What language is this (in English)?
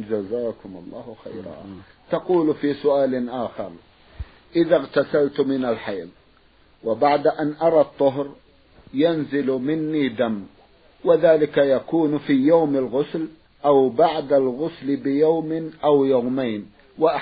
Arabic